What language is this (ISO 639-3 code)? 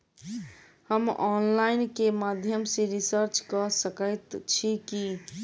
mai